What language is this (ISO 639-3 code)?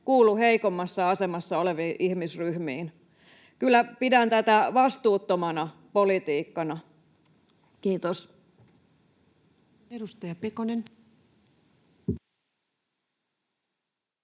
fin